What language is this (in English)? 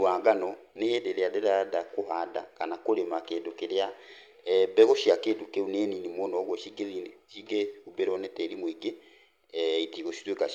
Kikuyu